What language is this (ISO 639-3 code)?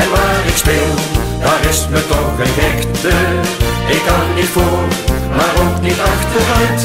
nld